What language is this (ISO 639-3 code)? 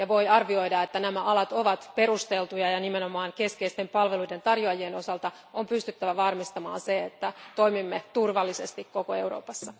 fin